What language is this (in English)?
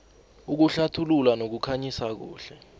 South Ndebele